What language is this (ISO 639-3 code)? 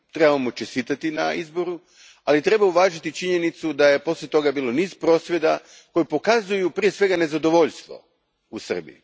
hrv